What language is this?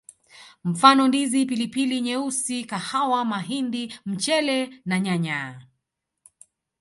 Swahili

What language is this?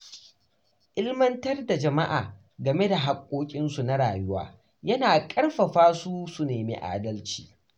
Hausa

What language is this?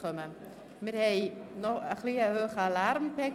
Swiss German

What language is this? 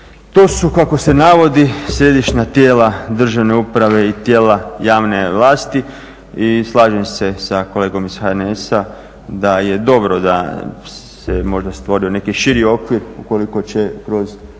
Croatian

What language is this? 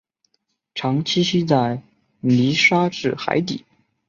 Chinese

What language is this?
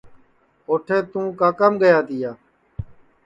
Sansi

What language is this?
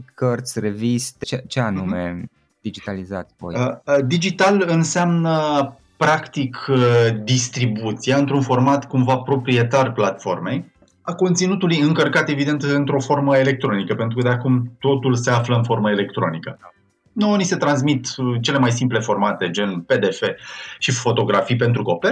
Romanian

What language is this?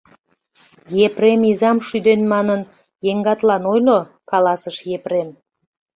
Mari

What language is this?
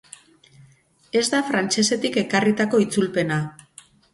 Basque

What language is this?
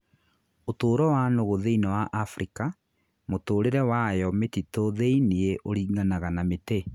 Kikuyu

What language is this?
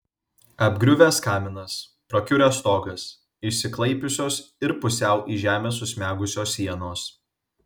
Lithuanian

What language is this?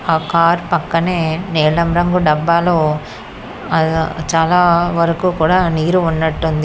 Telugu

